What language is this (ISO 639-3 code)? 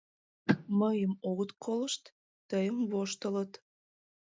chm